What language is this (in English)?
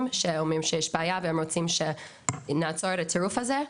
Hebrew